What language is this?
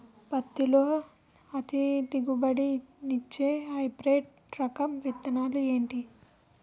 Telugu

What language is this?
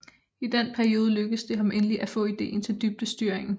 Danish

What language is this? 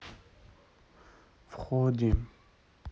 Russian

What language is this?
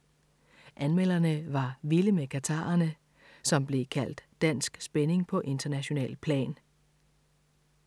Danish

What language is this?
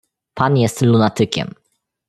Polish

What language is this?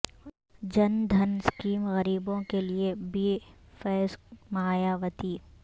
Urdu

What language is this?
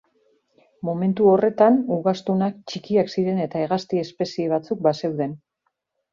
Basque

